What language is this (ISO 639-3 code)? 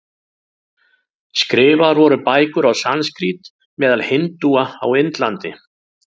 isl